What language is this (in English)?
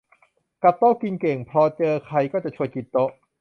Thai